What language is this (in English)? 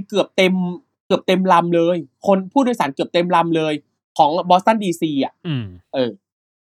Thai